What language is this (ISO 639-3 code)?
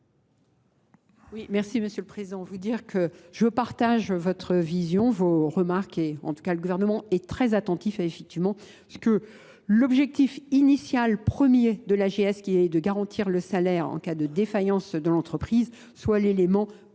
fra